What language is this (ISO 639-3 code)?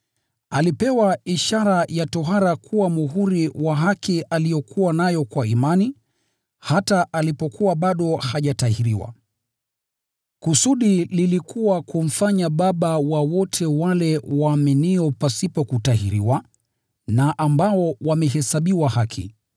swa